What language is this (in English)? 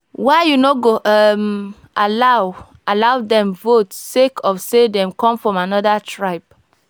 Nigerian Pidgin